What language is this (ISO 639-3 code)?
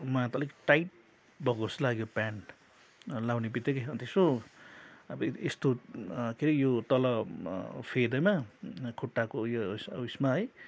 nep